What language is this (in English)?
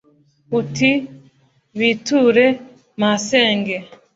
Kinyarwanda